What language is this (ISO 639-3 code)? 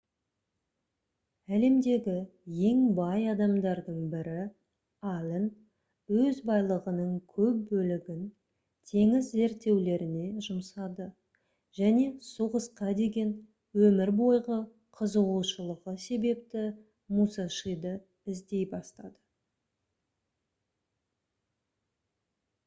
kaz